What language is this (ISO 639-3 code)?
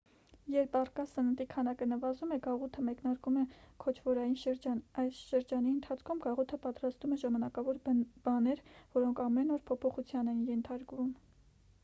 hye